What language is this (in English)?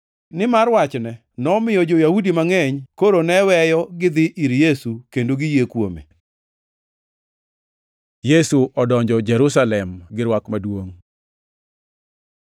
Luo (Kenya and Tanzania)